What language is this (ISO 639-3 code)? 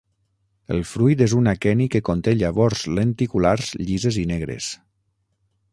cat